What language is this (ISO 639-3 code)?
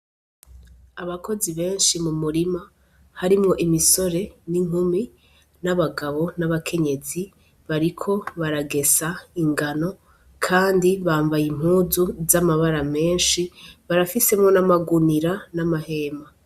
run